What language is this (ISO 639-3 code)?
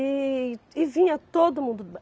por